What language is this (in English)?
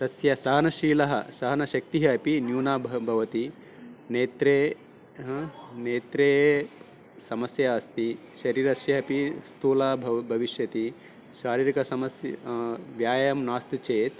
Sanskrit